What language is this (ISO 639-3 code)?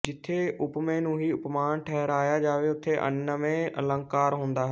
pan